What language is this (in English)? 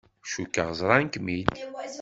Kabyle